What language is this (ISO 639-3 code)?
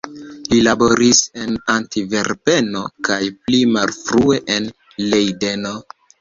epo